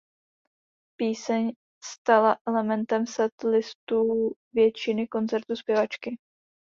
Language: Czech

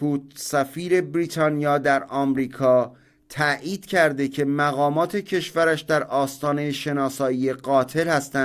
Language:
Persian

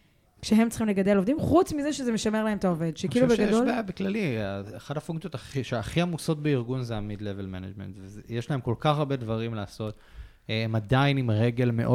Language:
Hebrew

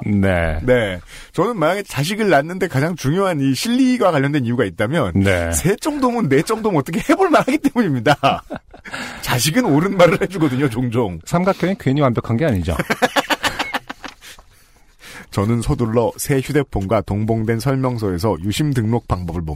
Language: Korean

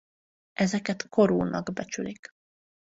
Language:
Hungarian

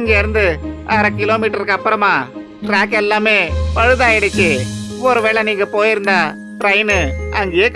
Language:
Indonesian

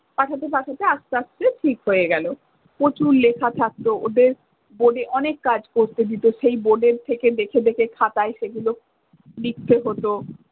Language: Bangla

